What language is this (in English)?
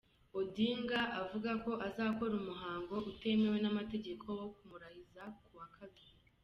Kinyarwanda